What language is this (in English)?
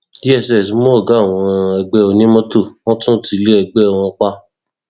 Yoruba